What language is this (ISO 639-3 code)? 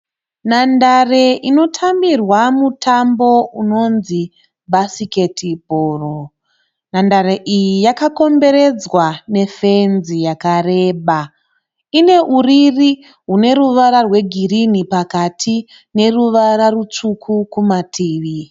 sna